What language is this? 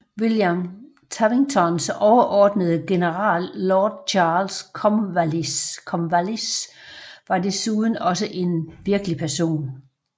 Danish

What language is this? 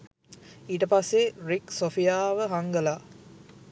Sinhala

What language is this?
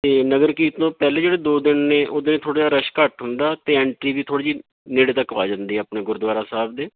Punjabi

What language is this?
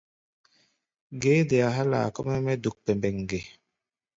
Gbaya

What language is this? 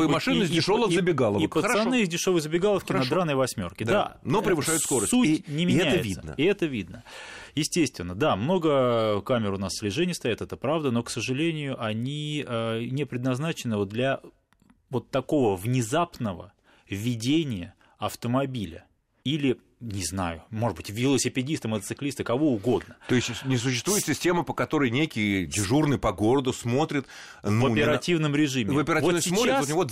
Russian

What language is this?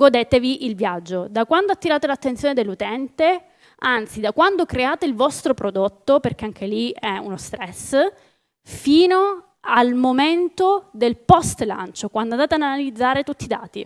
Italian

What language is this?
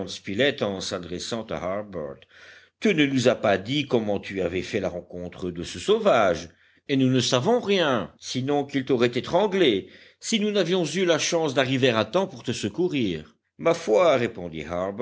French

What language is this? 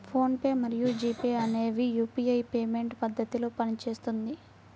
Telugu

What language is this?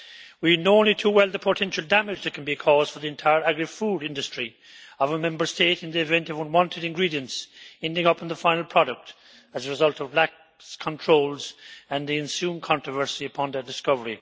English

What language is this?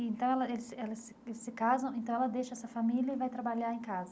Portuguese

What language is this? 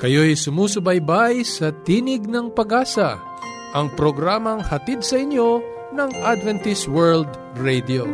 Filipino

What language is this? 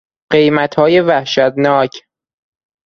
Persian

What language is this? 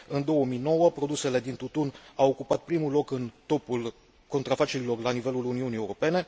Romanian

